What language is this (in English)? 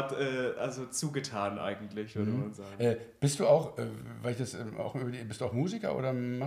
German